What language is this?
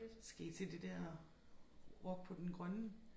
Danish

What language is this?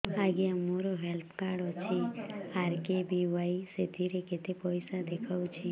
Odia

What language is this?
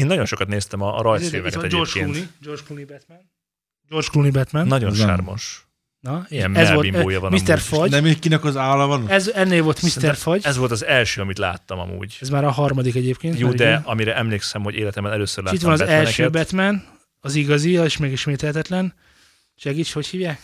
Hungarian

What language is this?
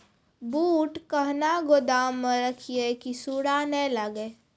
Maithili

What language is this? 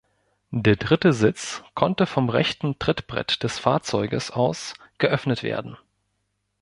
German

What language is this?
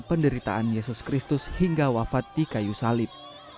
Indonesian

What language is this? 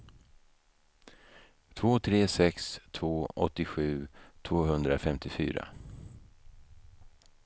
Swedish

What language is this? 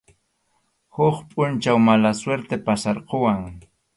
Arequipa-La Unión Quechua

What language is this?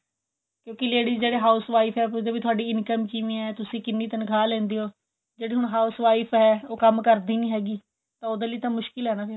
Punjabi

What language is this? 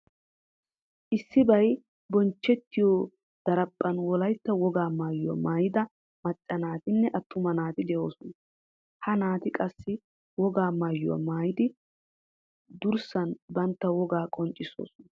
Wolaytta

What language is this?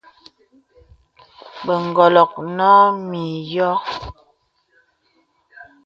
Bebele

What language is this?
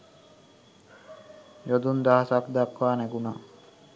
Sinhala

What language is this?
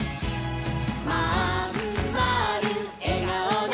Japanese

